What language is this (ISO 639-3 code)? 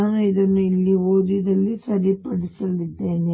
kan